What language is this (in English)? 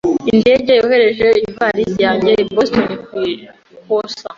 Kinyarwanda